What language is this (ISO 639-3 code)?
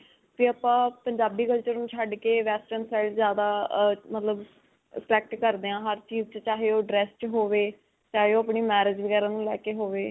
pan